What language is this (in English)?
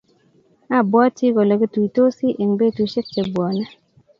Kalenjin